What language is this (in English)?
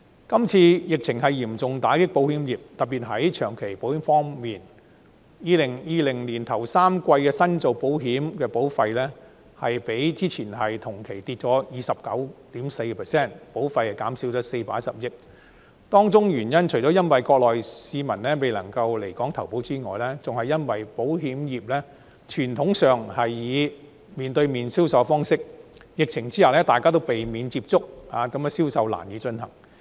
Cantonese